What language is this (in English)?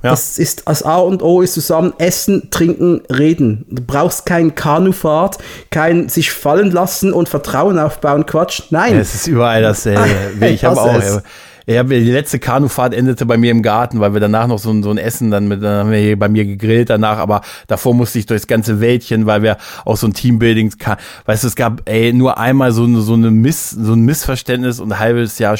German